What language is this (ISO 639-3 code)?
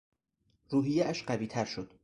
fas